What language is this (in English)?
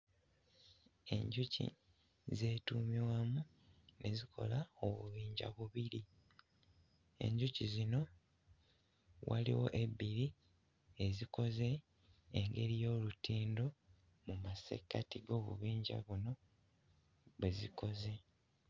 Ganda